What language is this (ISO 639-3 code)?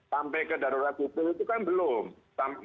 ind